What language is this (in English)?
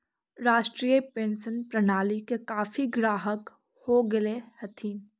Magahi